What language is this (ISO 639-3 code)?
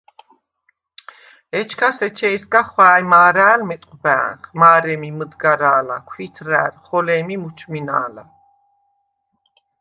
sva